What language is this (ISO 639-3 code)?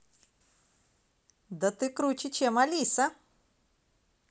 rus